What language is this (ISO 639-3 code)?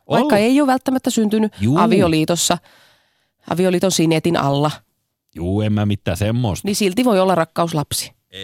fin